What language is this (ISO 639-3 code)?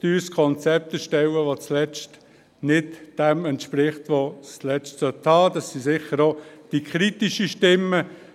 gsw